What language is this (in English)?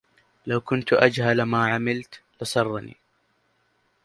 Arabic